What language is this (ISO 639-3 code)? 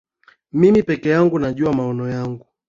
swa